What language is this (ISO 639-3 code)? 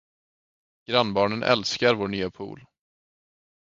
swe